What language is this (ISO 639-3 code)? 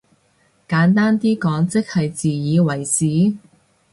yue